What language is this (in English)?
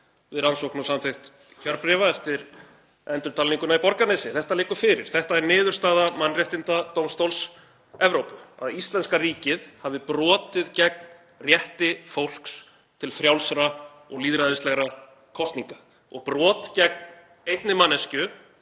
Icelandic